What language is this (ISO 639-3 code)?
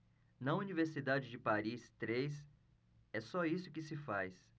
por